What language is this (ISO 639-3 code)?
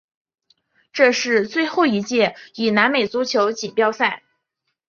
zho